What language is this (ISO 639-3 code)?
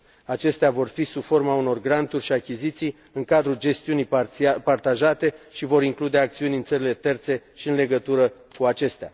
ron